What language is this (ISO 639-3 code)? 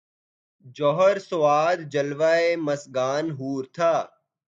urd